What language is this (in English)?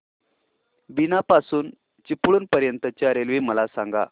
Marathi